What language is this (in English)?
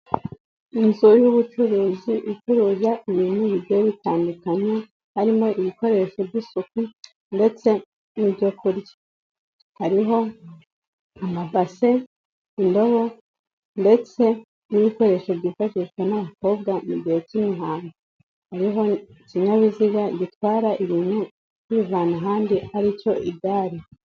Kinyarwanda